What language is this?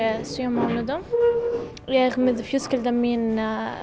Icelandic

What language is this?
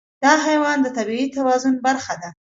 Pashto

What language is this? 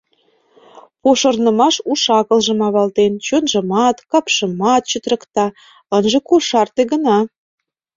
Mari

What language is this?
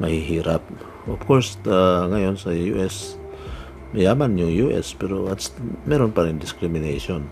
Filipino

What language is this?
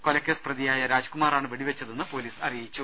Malayalam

